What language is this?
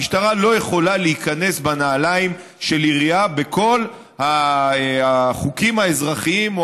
Hebrew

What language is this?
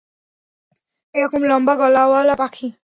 Bangla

